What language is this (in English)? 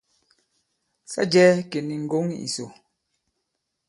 Bankon